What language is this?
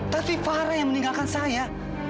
Indonesian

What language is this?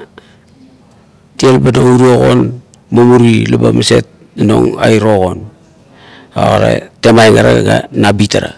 Kuot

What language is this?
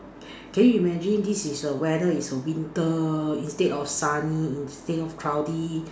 English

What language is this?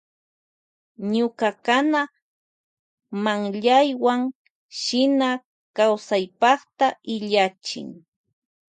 Loja Highland Quichua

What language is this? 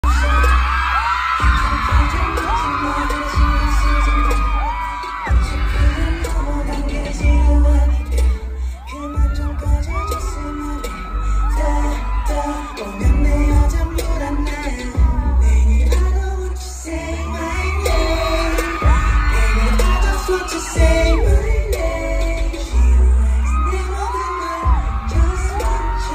Korean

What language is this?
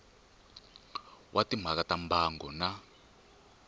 Tsonga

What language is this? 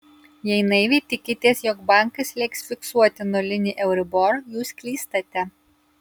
Lithuanian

